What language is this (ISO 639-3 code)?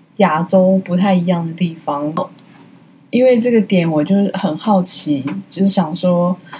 zho